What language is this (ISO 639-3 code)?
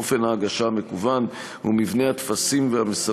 heb